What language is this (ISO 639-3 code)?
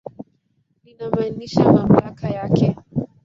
swa